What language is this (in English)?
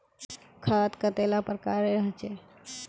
Magahi